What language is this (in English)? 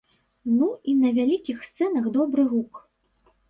Belarusian